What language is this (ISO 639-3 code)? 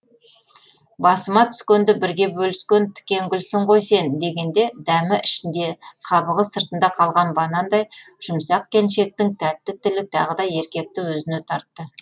kaz